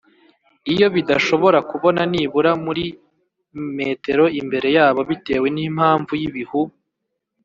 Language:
Kinyarwanda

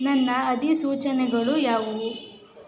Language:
Kannada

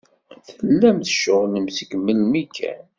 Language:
Kabyle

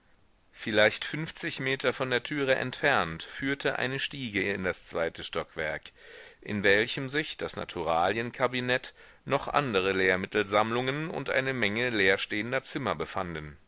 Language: German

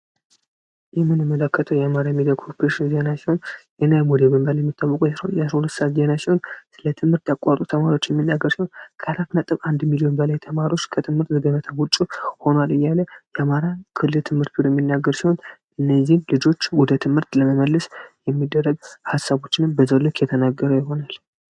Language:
Amharic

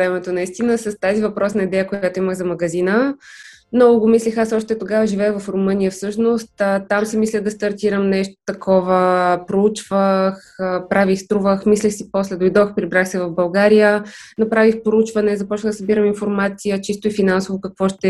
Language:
Bulgarian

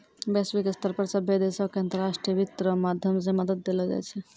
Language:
Maithili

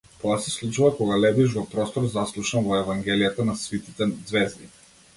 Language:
Macedonian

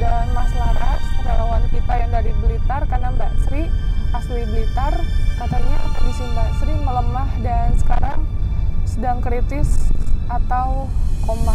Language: Indonesian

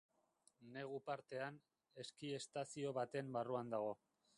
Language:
Basque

